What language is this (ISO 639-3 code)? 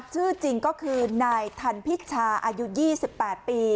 tha